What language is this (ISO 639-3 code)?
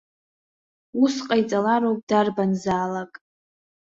abk